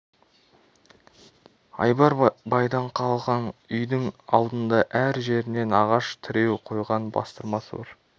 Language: Kazakh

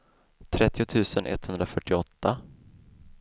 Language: Swedish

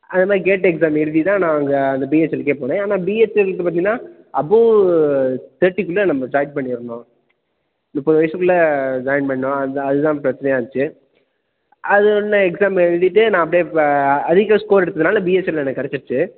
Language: Tamil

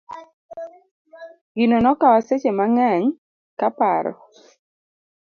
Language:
Luo (Kenya and Tanzania)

